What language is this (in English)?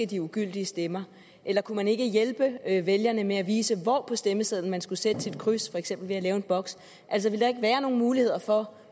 Danish